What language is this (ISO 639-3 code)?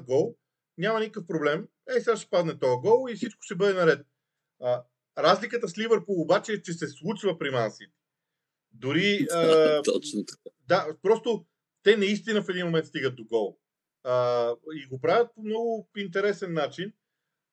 bul